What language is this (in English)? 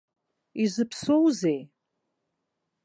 Abkhazian